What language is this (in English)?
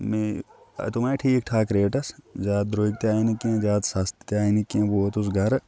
Kashmiri